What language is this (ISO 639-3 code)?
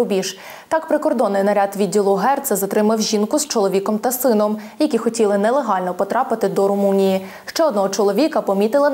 ukr